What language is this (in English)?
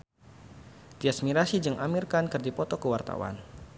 Sundanese